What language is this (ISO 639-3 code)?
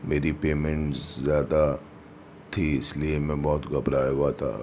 urd